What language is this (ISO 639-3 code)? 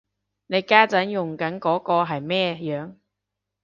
yue